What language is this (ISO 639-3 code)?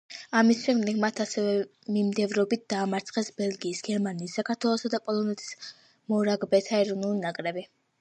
kat